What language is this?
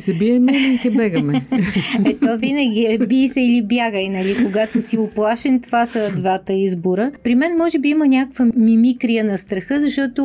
Bulgarian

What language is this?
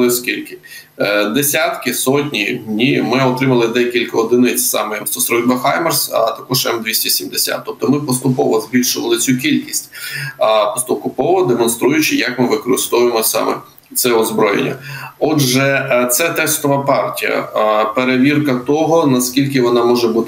Ukrainian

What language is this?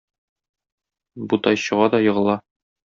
Tatar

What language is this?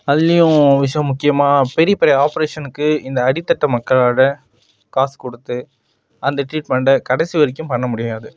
Tamil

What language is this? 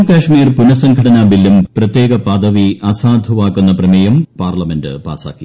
Malayalam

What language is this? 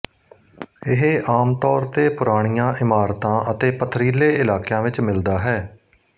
Punjabi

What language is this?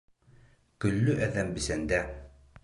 Bashkir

